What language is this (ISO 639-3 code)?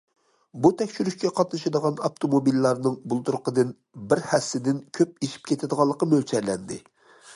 uig